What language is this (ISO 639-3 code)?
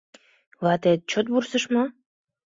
chm